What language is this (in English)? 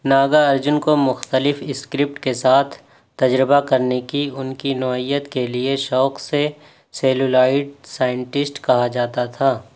Urdu